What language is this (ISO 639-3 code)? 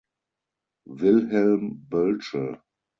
deu